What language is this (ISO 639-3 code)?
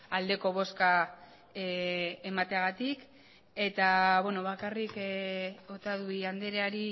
eus